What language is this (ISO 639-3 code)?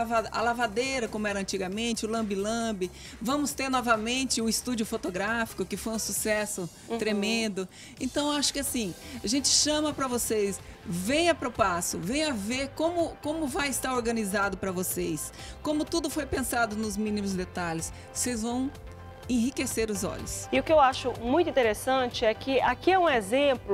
por